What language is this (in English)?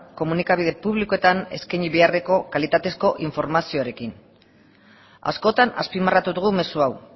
Basque